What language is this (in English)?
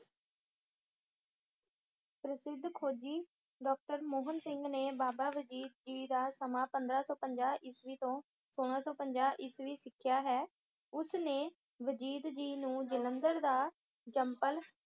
Punjabi